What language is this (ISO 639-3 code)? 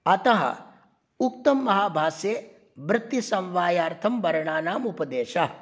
san